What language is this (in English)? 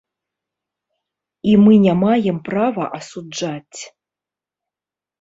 Belarusian